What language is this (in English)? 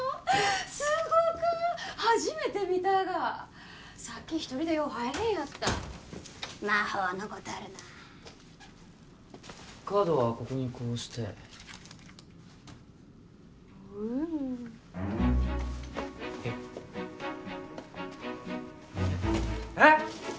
Japanese